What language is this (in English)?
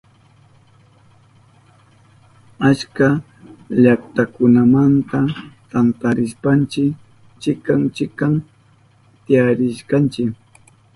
Southern Pastaza Quechua